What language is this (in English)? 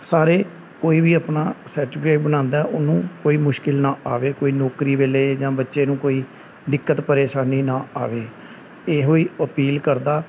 Punjabi